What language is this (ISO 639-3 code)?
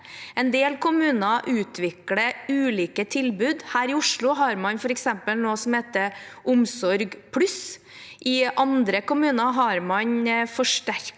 nor